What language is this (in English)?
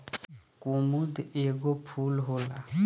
Bhojpuri